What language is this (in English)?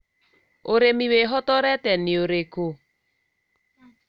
Kikuyu